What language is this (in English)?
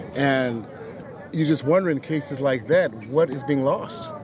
English